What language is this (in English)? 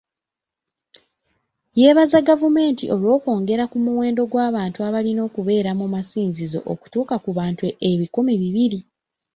Ganda